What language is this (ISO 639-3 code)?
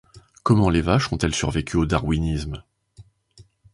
fra